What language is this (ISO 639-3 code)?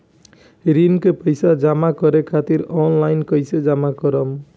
bho